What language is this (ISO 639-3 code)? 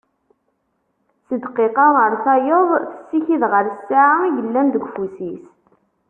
kab